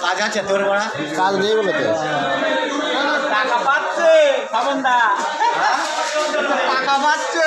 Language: Romanian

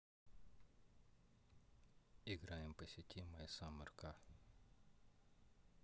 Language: Russian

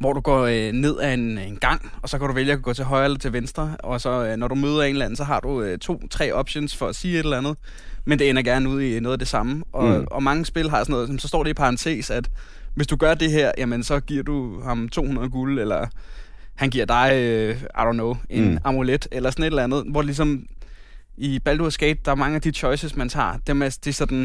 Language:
Danish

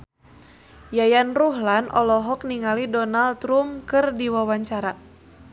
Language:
Sundanese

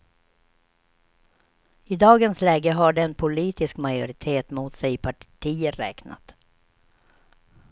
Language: Swedish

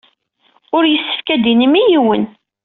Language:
Kabyle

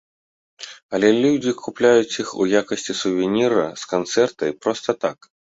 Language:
Belarusian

